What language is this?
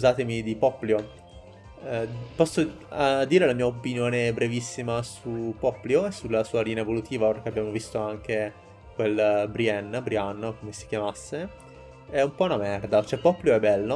Italian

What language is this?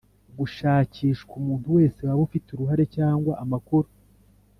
Kinyarwanda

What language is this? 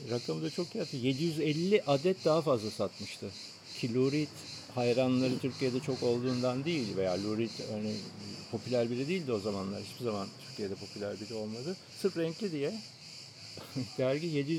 Turkish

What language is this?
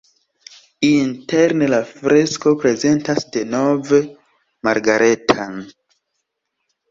Esperanto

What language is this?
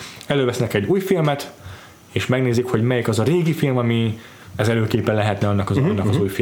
Hungarian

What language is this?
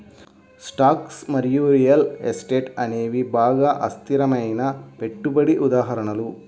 Telugu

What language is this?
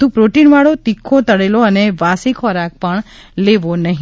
Gujarati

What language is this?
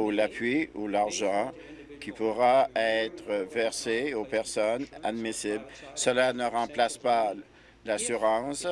French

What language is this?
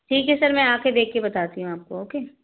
Hindi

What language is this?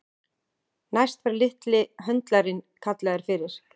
Icelandic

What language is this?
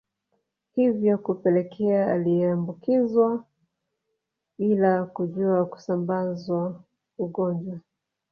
Swahili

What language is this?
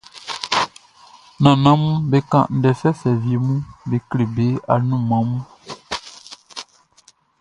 Baoulé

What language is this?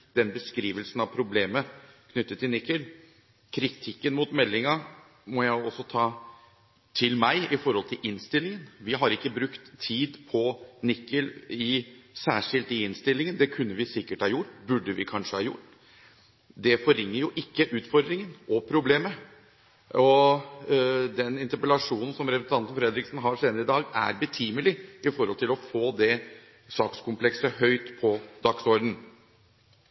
Norwegian Bokmål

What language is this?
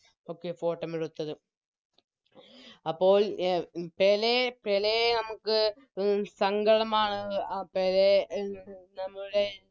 Malayalam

